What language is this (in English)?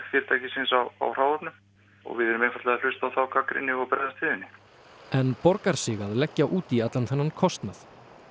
Icelandic